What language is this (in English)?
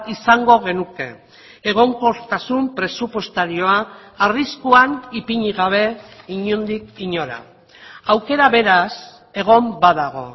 Basque